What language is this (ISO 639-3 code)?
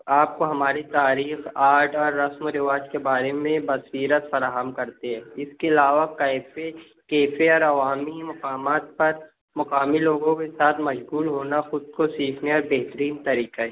urd